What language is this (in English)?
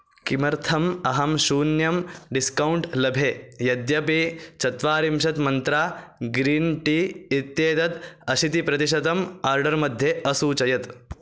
Sanskrit